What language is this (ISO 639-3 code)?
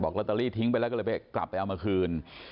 tha